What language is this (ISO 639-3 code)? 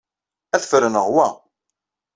kab